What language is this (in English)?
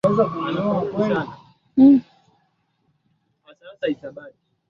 Swahili